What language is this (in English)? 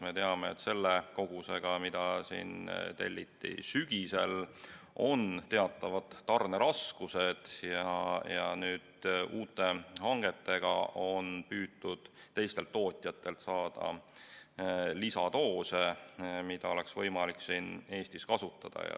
Estonian